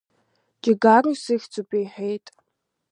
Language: Abkhazian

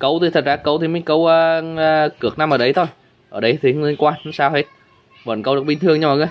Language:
Vietnamese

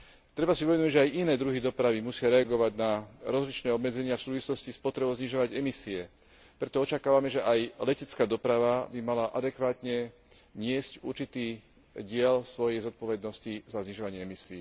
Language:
Slovak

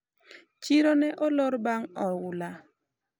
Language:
Luo (Kenya and Tanzania)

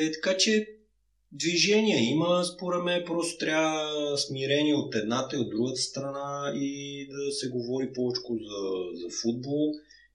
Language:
Bulgarian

